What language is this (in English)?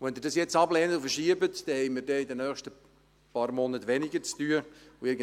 Swiss German